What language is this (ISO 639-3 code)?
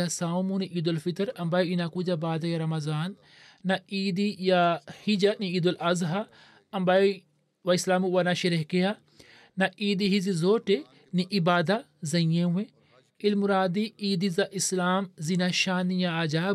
swa